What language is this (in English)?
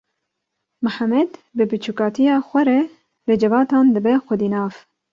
Kurdish